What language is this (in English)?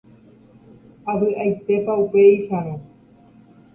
Guarani